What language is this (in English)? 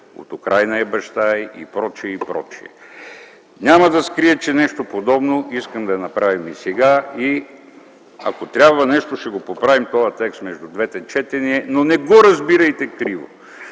Bulgarian